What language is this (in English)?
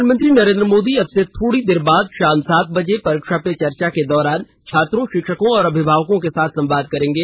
Hindi